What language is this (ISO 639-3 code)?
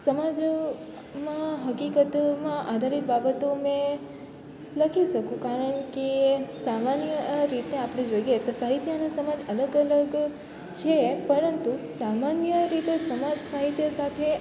guj